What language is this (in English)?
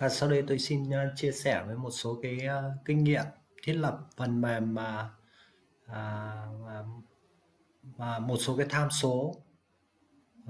Vietnamese